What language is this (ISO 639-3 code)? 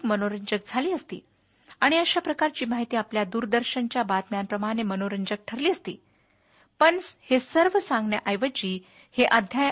mar